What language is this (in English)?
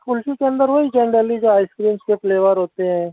Urdu